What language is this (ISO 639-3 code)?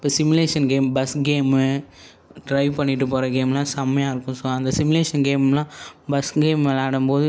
tam